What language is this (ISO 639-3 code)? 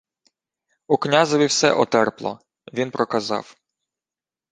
ukr